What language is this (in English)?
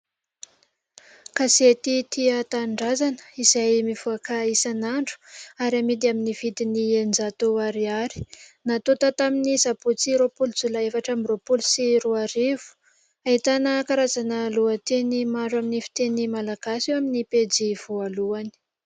Malagasy